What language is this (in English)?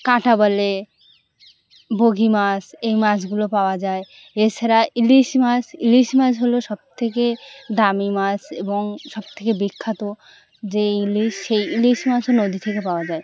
Bangla